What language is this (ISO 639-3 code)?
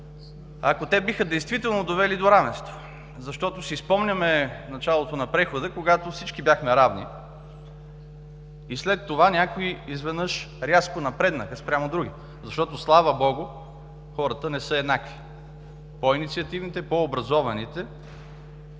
bul